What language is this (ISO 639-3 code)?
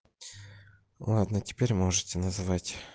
rus